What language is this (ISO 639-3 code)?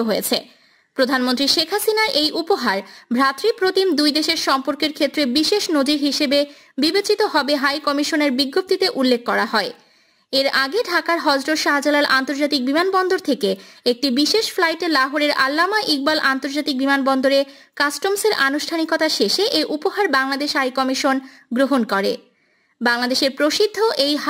tha